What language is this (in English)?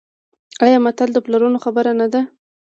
Pashto